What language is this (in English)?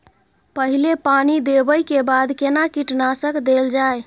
Maithili